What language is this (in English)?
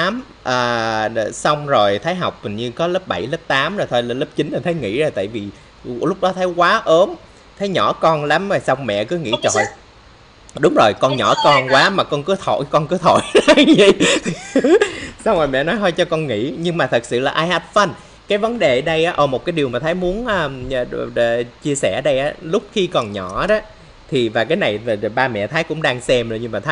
Vietnamese